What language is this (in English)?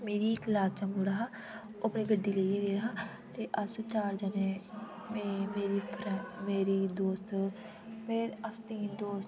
Dogri